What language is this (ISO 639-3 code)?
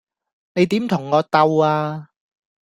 yue